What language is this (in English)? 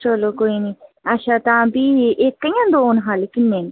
Dogri